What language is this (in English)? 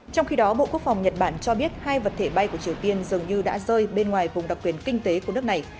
Vietnamese